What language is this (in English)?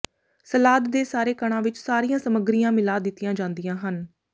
Punjabi